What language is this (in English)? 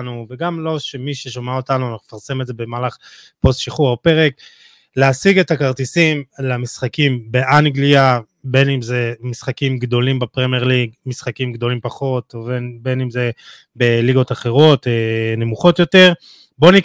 Hebrew